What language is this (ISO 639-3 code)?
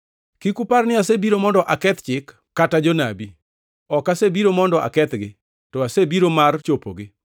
luo